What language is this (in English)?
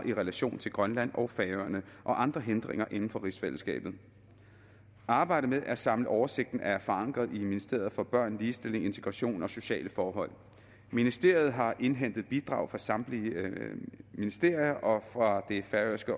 Danish